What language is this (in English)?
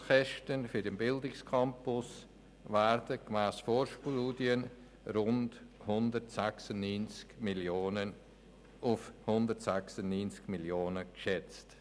Swiss German